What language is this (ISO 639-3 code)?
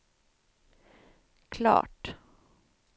swe